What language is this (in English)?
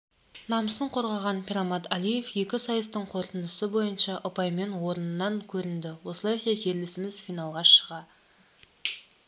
Kazakh